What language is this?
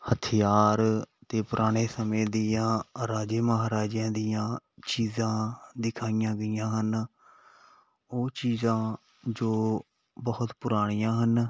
Punjabi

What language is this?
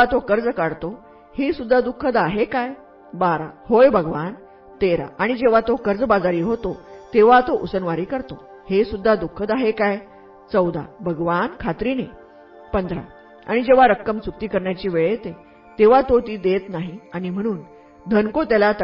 Marathi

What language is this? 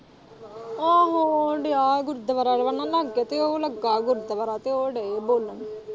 Punjabi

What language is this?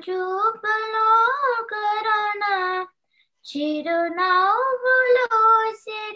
Telugu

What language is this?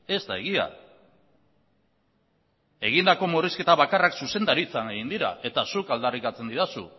Basque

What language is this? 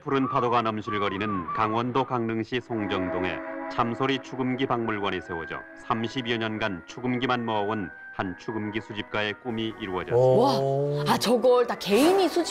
Korean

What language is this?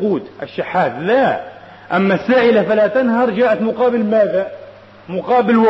Arabic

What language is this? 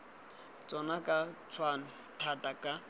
Tswana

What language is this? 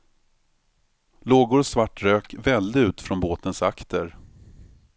Swedish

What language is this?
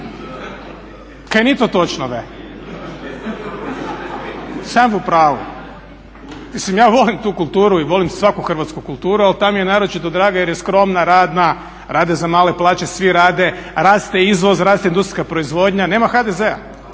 Croatian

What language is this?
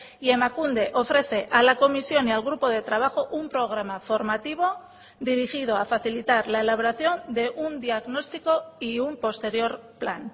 Spanish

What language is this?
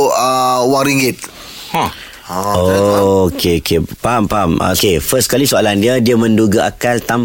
Malay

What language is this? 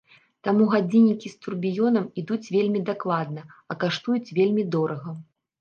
Belarusian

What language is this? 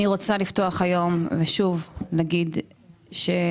Hebrew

